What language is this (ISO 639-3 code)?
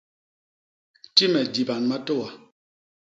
bas